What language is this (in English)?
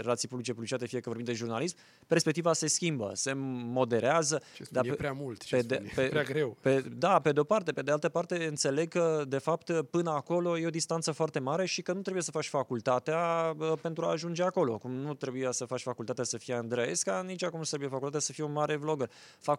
Romanian